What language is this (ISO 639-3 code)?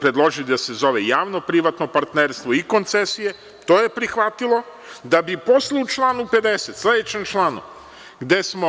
srp